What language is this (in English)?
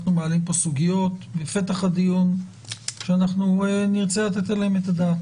Hebrew